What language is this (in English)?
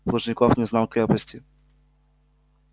Russian